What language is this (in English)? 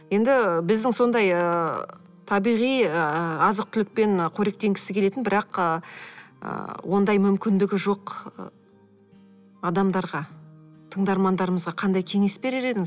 Kazakh